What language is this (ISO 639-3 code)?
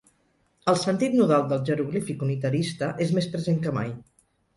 cat